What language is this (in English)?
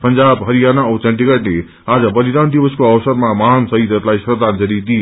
Nepali